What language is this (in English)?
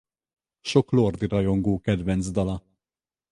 Hungarian